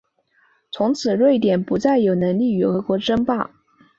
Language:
Chinese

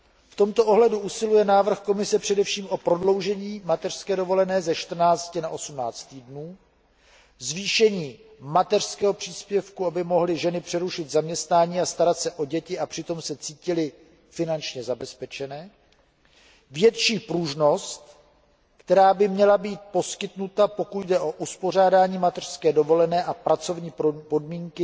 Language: Czech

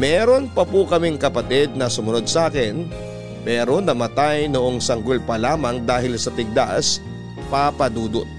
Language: Filipino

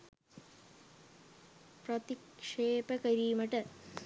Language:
Sinhala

